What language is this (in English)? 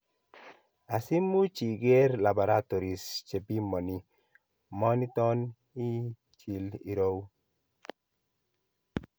Kalenjin